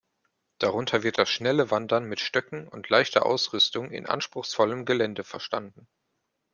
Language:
German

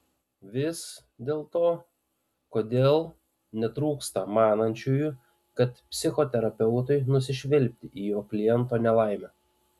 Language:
Lithuanian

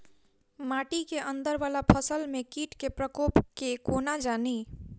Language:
Maithili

